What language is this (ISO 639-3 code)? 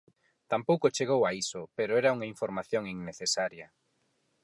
glg